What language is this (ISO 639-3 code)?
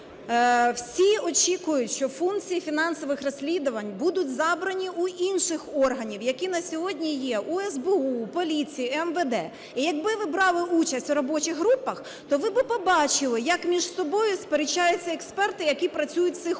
ukr